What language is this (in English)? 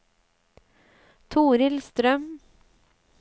Norwegian